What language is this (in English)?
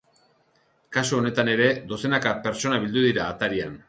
Basque